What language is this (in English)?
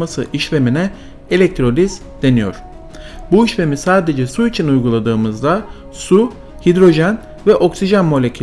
Turkish